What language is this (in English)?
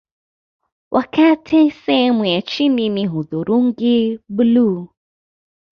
Swahili